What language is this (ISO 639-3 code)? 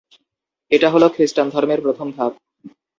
ben